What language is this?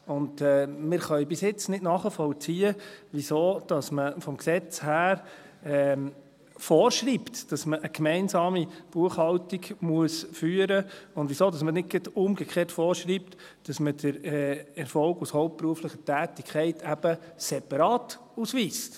Swiss German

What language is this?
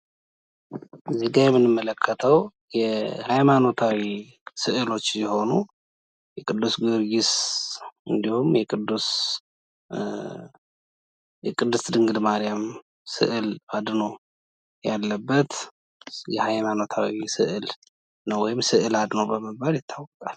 Amharic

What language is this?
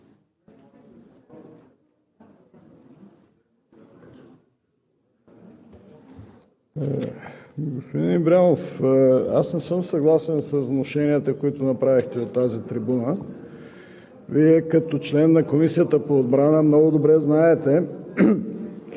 Bulgarian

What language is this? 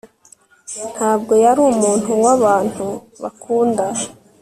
Kinyarwanda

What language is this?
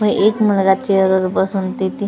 Marathi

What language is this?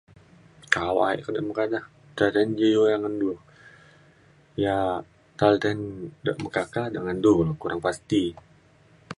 Mainstream Kenyah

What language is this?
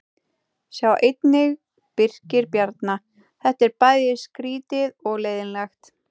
Icelandic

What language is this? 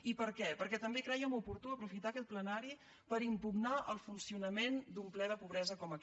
Catalan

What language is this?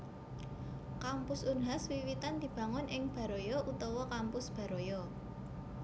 Javanese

